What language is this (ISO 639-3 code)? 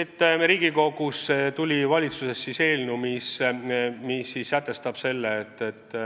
est